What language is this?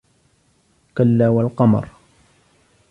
Arabic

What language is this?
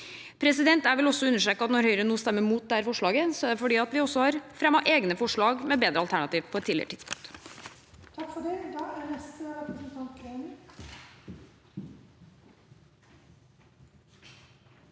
Norwegian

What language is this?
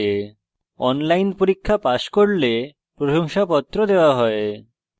Bangla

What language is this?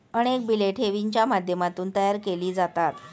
Marathi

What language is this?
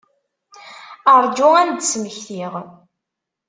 Kabyle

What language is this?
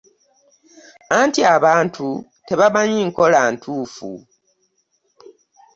Ganda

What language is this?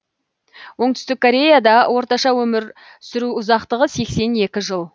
Kazakh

